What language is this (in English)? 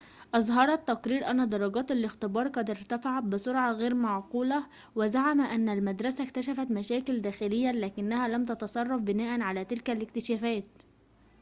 Arabic